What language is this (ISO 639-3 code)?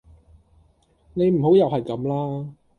yue